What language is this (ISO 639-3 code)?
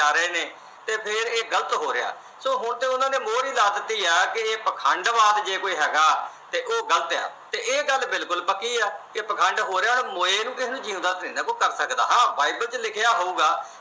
pan